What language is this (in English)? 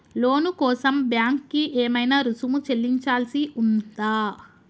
Telugu